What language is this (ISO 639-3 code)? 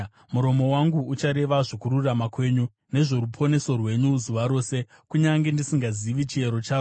sna